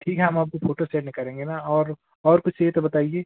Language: Hindi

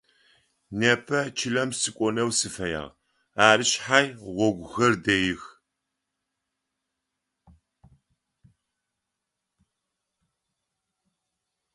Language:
Adyghe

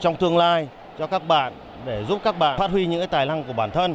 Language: Vietnamese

